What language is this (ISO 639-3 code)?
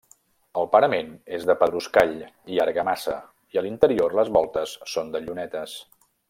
cat